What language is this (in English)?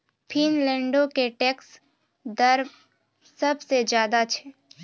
Maithili